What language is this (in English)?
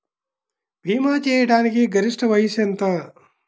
Telugu